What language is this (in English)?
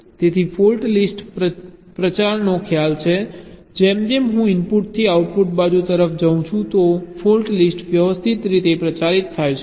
Gujarati